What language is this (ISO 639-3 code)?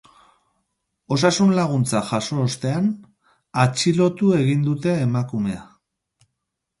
eus